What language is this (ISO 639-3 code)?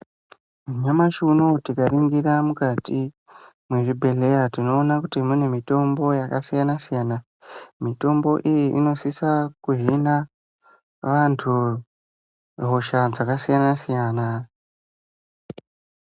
ndc